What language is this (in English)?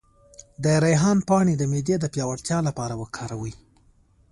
Pashto